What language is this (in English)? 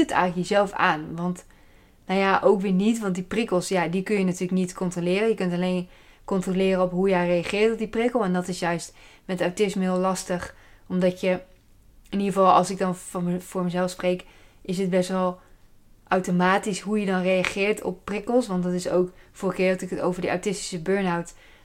Dutch